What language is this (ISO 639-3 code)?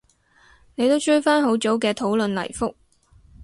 yue